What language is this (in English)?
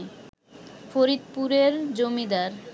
Bangla